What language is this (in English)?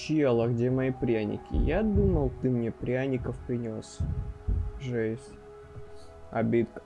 Russian